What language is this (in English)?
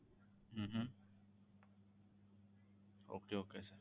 Gujarati